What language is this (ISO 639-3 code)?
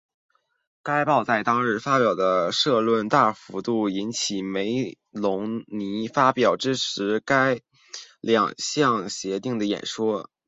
zho